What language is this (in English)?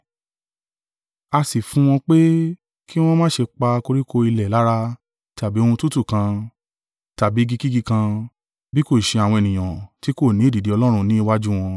Yoruba